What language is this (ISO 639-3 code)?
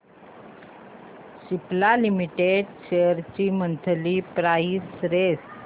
mar